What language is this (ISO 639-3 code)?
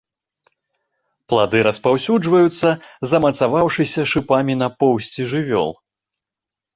bel